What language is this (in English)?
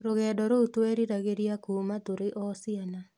Kikuyu